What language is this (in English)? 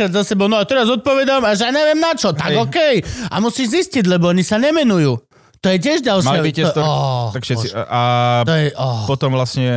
Slovak